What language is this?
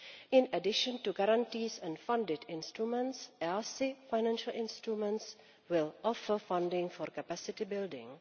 English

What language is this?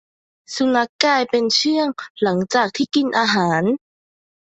Thai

